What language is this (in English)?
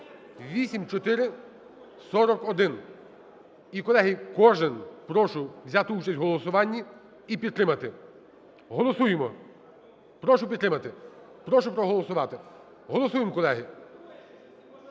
Ukrainian